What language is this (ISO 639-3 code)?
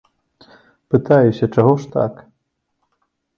bel